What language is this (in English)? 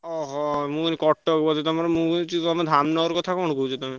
Odia